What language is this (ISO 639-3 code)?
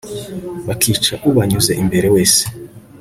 kin